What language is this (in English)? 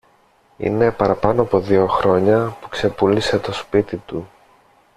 Greek